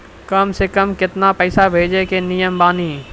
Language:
Maithili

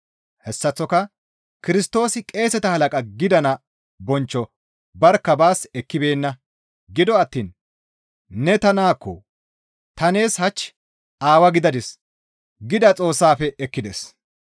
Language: Gamo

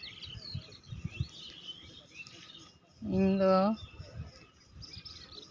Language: Santali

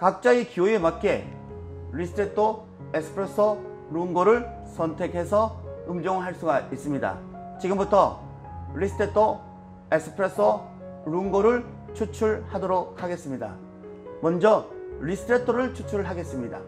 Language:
Korean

